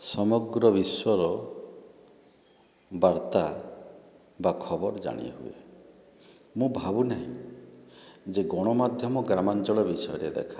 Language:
Odia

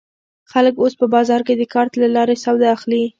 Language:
Pashto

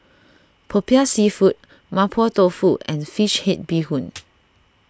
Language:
English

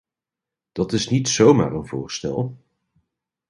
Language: Dutch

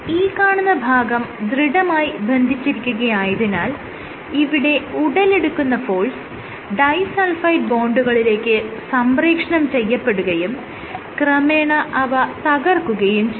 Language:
Malayalam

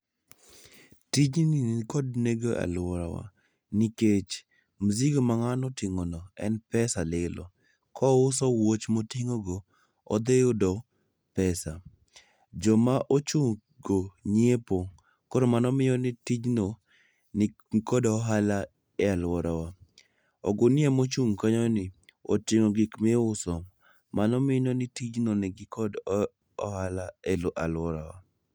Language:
Luo (Kenya and Tanzania)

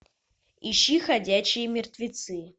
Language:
Russian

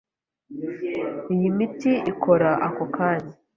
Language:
Kinyarwanda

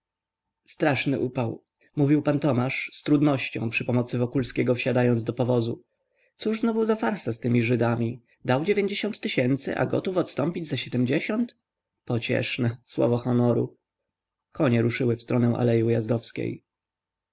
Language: Polish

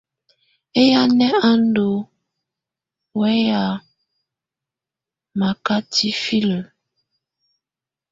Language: Tunen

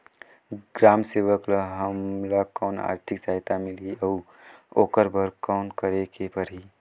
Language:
Chhattisgarhi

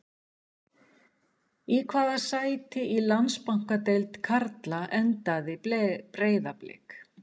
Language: Icelandic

